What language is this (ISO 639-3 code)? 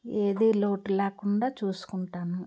tel